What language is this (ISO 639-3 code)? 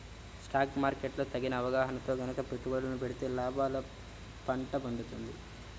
tel